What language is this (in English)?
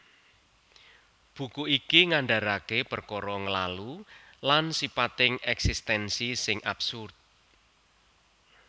Javanese